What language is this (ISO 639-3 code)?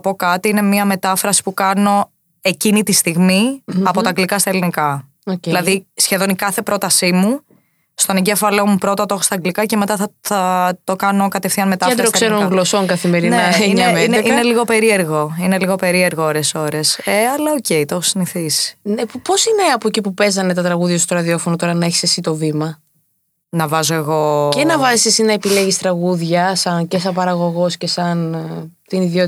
ell